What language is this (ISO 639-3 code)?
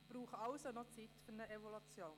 gsw